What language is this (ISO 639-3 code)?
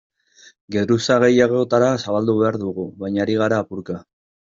eus